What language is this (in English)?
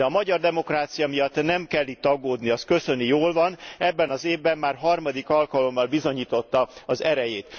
Hungarian